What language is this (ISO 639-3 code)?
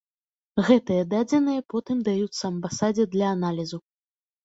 bel